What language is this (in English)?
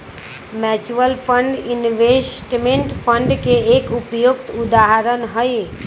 Magahi